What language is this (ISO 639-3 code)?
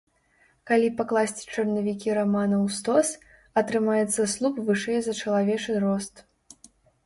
bel